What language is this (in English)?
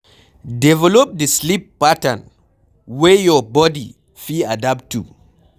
Nigerian Pidgin